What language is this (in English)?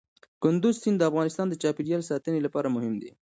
Pashto